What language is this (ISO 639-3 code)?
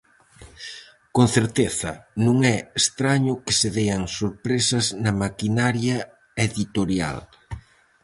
glg